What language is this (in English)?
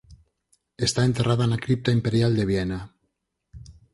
Galician